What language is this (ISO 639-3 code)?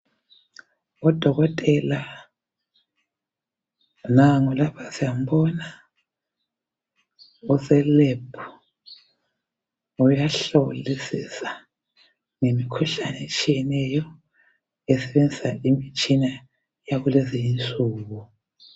nde